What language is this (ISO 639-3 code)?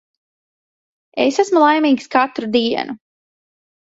lav